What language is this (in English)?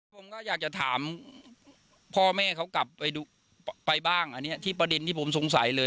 Thai